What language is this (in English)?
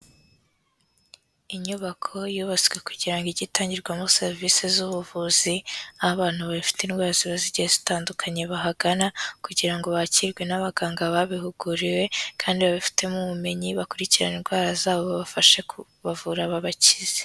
Kinyarwanda